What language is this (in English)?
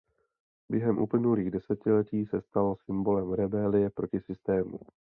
Czech